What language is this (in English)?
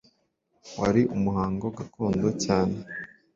Kinyarwanda